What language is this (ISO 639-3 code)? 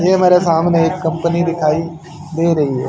hin